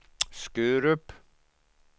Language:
Swedish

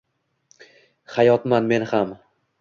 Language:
Uzbek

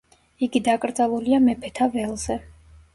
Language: Georgian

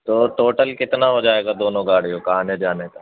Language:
Urdu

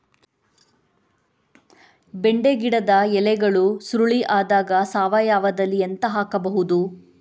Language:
Kannada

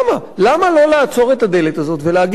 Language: Hebrew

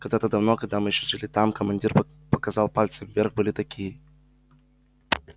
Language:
Russian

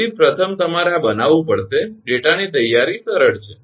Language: Gujarati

